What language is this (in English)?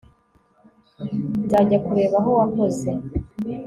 Kinyarwanda